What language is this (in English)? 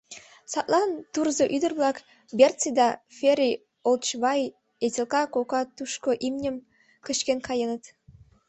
Mari